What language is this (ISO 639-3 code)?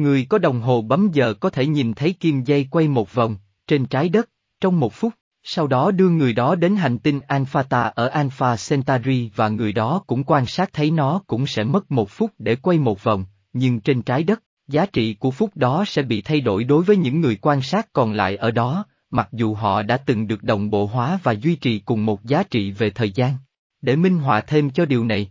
vie